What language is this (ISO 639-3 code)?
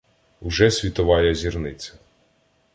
ukr